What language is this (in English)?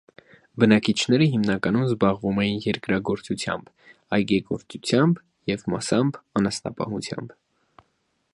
Armenian